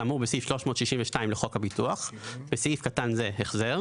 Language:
Hebrew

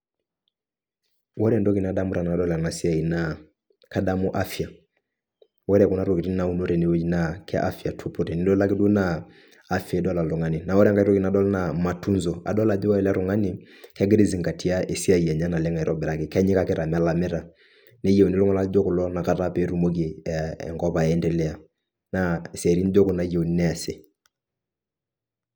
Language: Masai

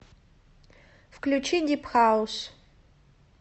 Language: Russian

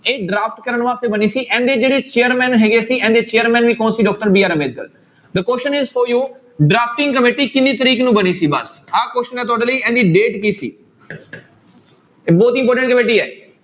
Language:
Punjabi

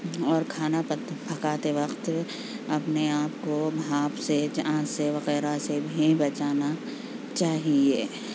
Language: Urdu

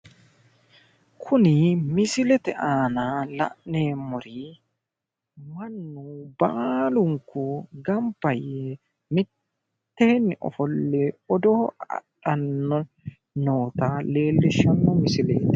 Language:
Sidamo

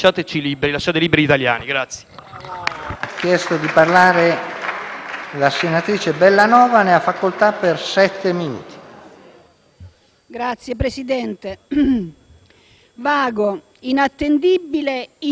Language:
Italian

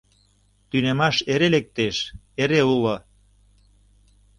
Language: Mari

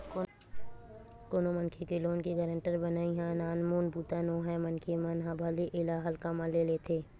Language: Chhattisgarhi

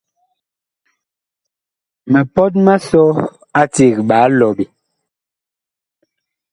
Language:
Bakoko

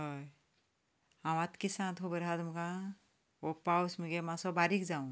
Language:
Konkani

